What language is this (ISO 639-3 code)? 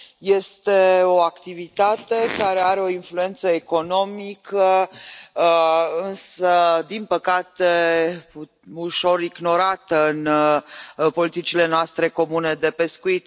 ron